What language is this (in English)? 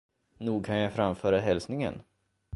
Swedish